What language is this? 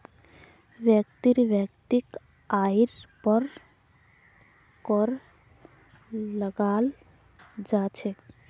Magahi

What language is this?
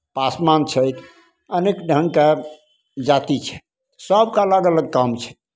Maithili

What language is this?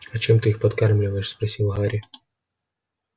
Russian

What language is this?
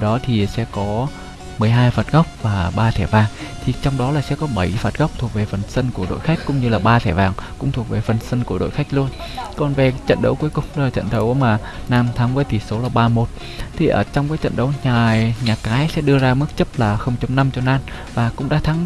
Vietnamese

